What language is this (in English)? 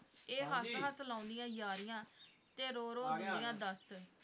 Punjabi